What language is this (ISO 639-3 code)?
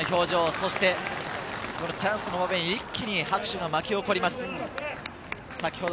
jpn